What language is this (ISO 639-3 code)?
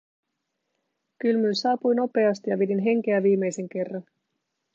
fin